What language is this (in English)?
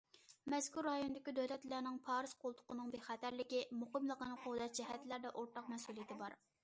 Uyghur